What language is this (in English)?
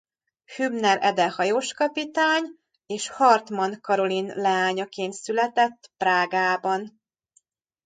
Hungarian